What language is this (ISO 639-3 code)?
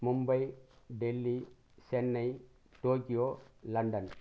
tam